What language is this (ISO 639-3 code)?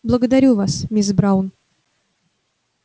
rus